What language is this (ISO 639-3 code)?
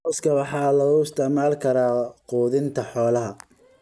som